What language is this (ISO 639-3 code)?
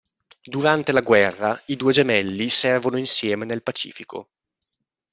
ita